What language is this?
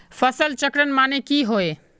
Magahi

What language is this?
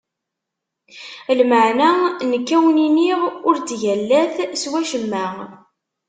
Kabyle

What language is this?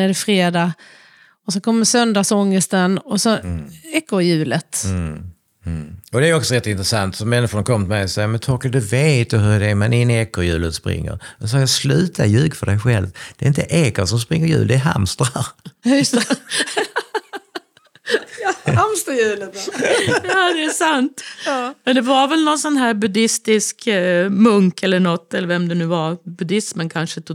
Swedish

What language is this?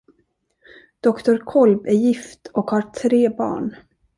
Swedish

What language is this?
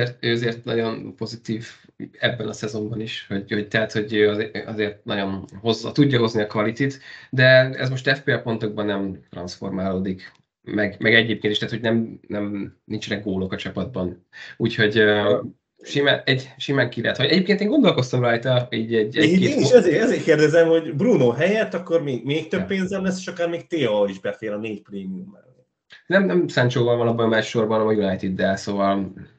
Hungarian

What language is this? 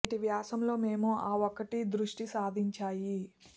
Telugu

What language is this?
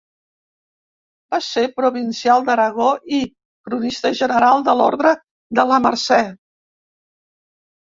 Catalan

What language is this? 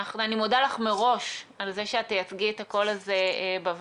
Hebrew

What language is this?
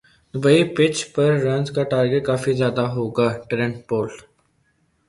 Urdu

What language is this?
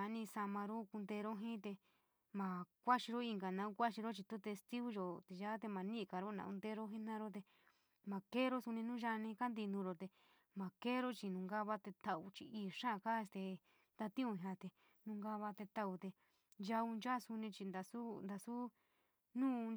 San Miguel El Grande Mixtec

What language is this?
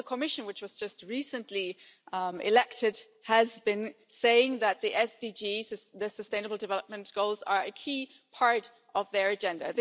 English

